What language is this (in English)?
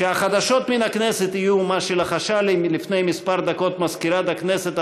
Hebrew